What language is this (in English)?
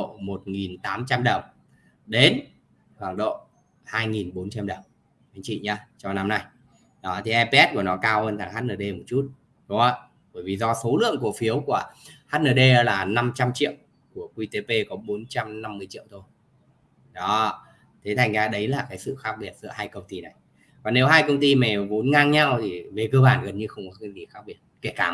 Vietnamese